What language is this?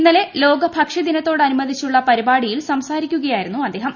Malayalam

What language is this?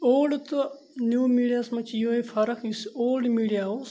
Kashmiri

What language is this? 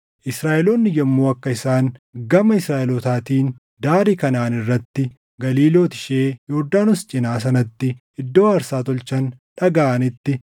Oromo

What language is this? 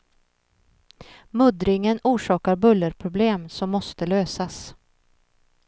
Swedish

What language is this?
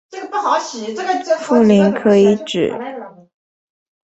Chinese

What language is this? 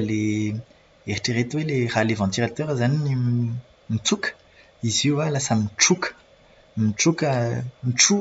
Malagasy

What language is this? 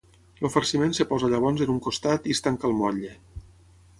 Catalan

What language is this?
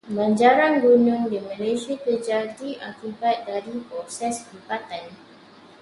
Malay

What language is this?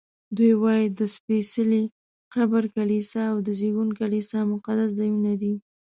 Pashto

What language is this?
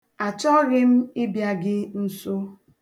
Igbo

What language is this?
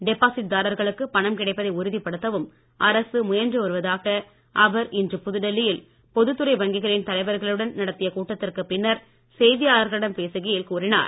Tamil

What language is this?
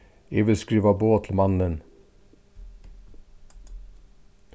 Faroese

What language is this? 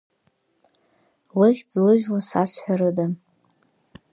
Abkhazian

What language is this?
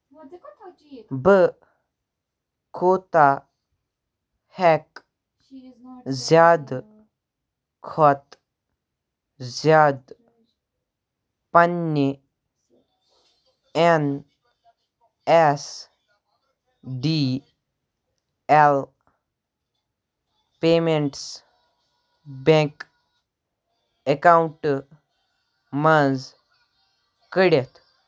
Kashmiri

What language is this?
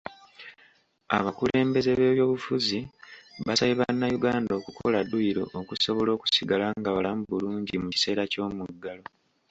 Ganda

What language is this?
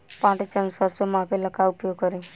Bhojpuri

